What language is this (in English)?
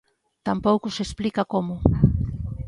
Galician